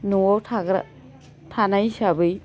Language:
Bodo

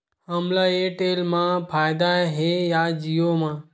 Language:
Chhattisgarhi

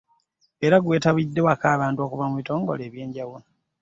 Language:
Ganda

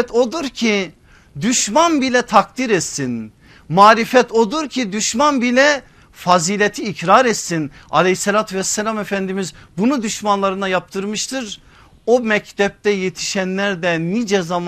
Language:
Turkish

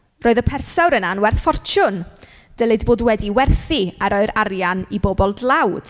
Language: Welsh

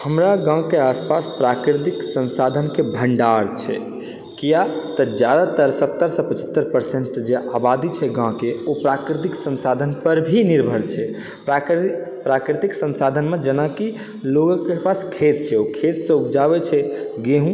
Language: Maithili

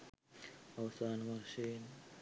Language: Sinhala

